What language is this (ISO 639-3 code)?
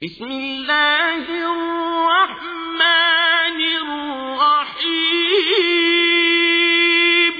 ara